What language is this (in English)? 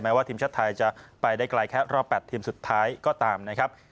Thai